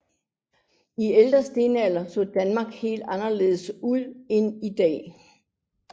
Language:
Danish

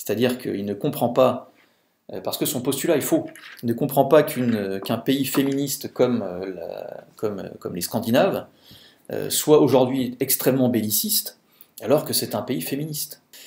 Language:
French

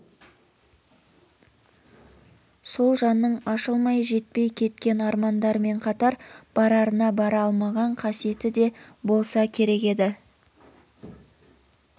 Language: Kazakh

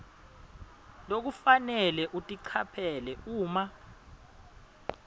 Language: Swati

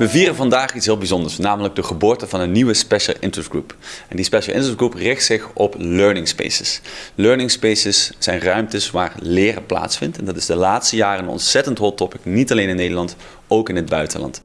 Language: Dutch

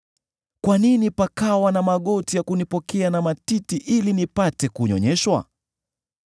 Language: Swahili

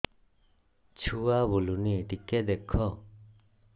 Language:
Odia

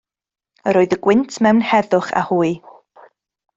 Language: Welsh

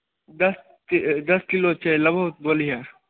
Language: Maithili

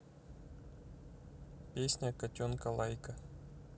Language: Russian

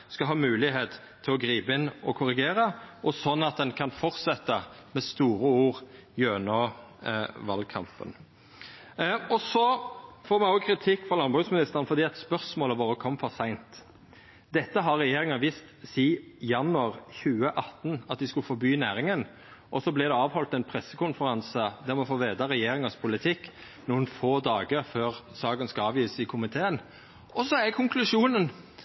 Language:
Norwegian Nynorsk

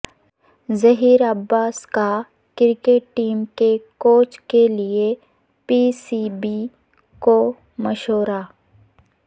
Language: Urdu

